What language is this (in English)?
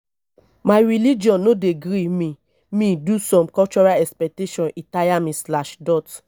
Nigerian Pidgin